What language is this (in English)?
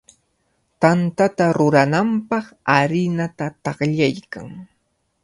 Cajatambo North Lima Quechua